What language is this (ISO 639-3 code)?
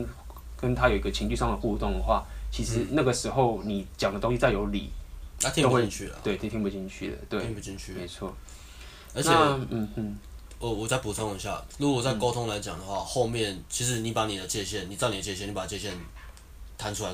zho